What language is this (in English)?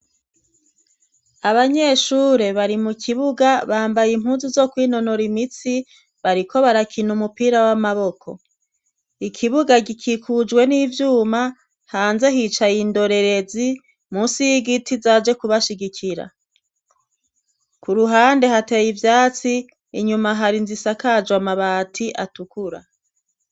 Rundi